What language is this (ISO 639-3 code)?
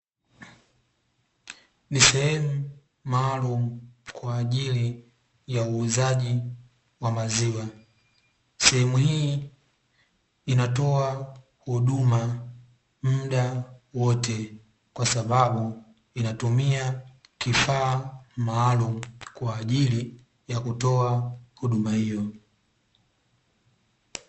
swa